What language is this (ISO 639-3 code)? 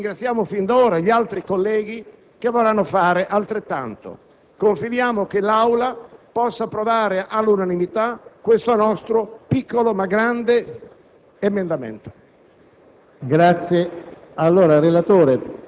ita